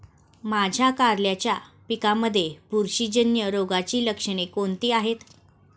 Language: Marathi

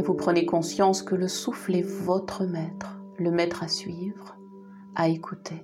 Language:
French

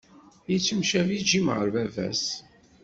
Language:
Kabyle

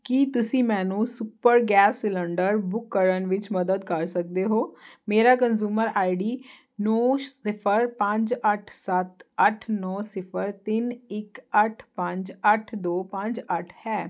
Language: Punjabi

